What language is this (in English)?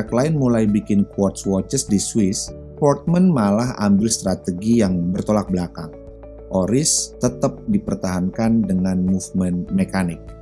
Indonesian